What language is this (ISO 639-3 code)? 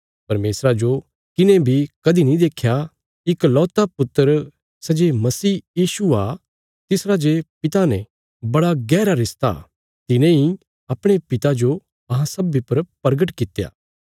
kfs